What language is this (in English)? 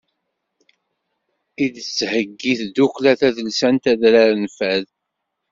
Kabyle